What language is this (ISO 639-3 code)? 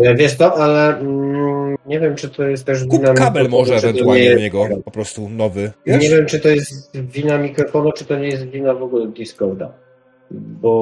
pol